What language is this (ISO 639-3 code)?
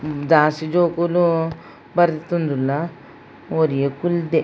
tcy